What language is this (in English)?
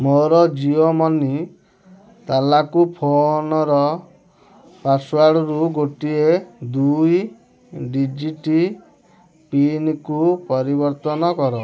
Odia